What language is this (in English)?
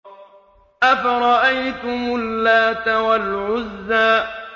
Arabic